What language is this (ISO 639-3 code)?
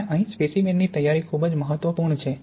guj